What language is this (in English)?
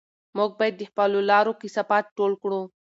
Pashto